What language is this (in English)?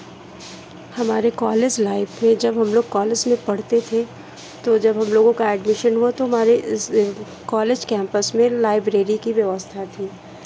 Hindi